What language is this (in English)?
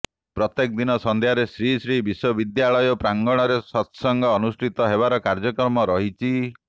Odia